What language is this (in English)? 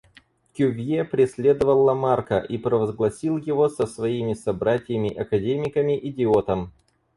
Russian